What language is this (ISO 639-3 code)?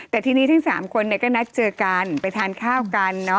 tha